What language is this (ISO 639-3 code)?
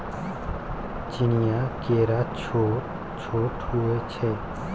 mai